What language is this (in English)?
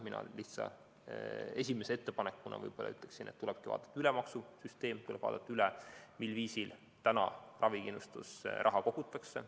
Estonian